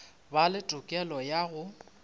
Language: Northern Sotho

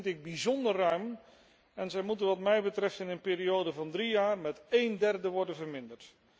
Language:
Dutch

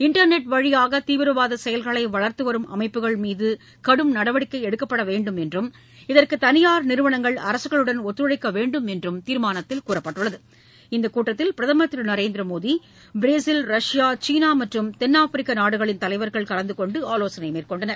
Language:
Tamil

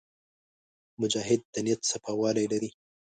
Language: Pashto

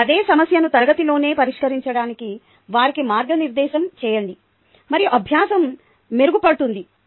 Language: Telugu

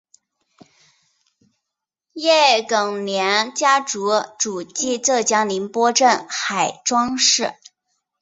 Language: Chinese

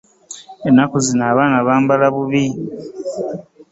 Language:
Ganda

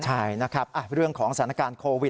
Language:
Thai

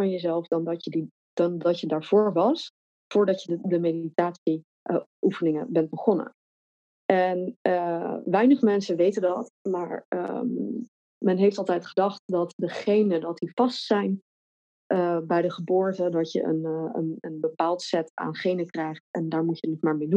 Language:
Dutch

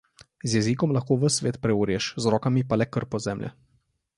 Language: Slovenian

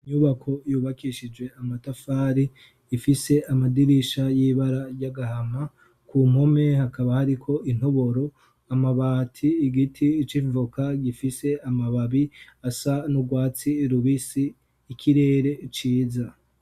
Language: Rundi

